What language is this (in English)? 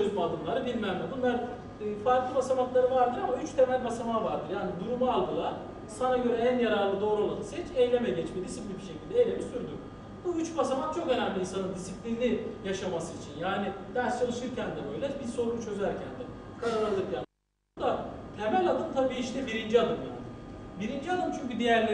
Turkish